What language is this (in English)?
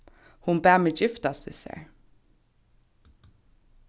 Faroese